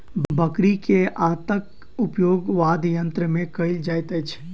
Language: Maithili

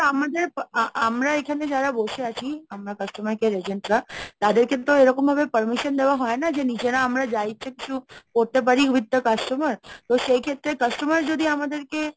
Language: Bangla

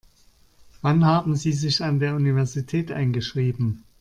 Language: German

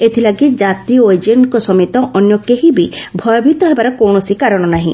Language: Odia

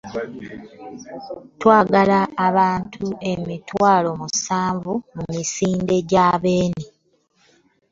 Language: Ganda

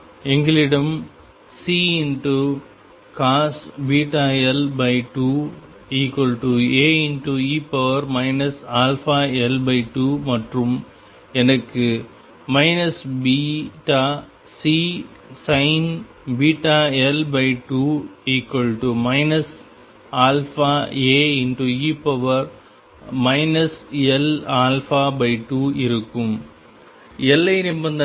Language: Tamil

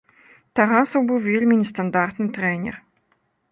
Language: Belarusian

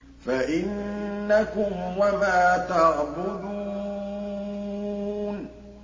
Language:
Arabic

